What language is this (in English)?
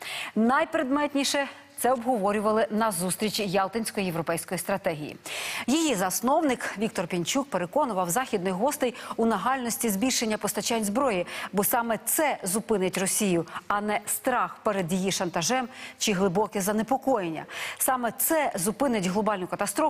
Ukrainian